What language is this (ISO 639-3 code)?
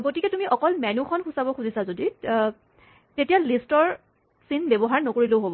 asm